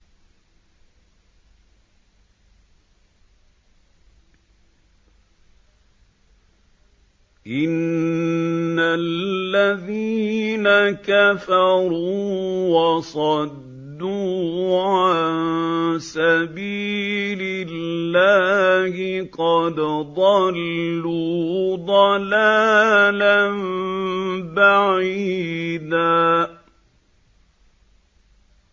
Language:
Arabic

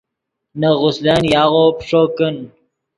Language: Yidgha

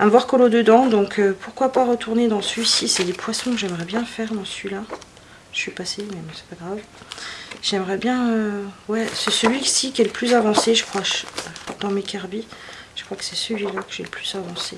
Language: French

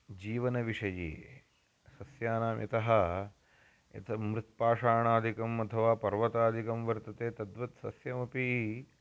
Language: Sanskrit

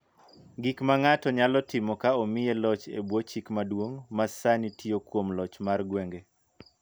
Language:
Luo (Kenya and Tanzania)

